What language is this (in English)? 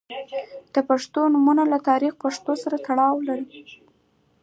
Pashto